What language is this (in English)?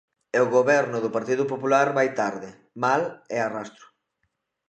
Galician